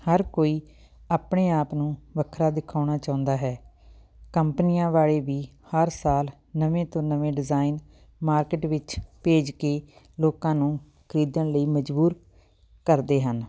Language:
Punjabi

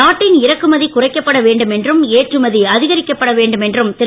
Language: Tamil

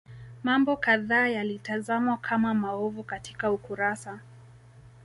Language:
Swahili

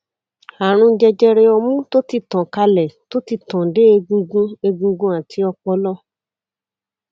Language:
Yoruba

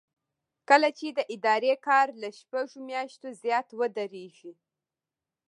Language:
Pashto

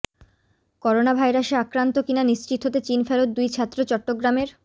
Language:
Bangla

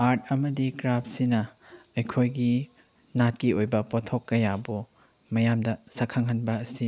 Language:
Manipuri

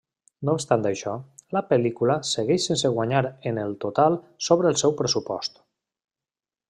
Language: Catalan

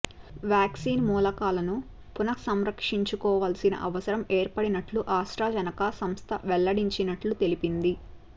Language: Telugu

